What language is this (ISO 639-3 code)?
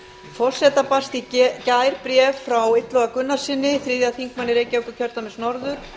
isl